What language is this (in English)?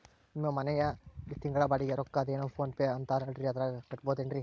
Kannada